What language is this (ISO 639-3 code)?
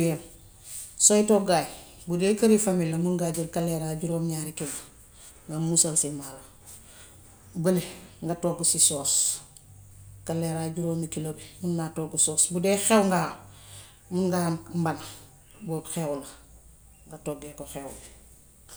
wof